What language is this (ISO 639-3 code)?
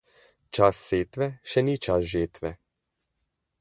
slv